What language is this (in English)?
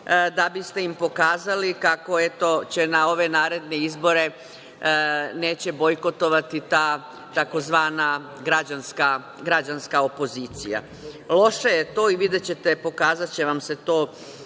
Serbian